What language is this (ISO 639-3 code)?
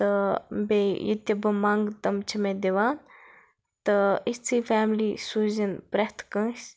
kas